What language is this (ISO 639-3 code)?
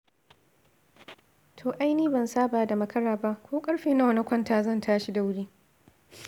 hau